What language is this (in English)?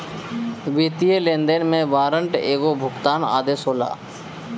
Bhojpuri